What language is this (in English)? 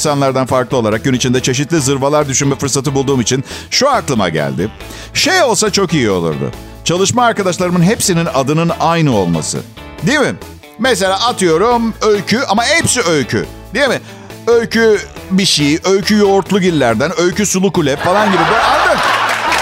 Turkish